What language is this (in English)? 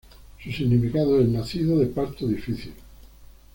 Spanish